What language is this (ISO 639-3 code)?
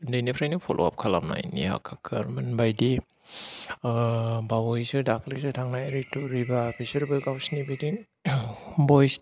brx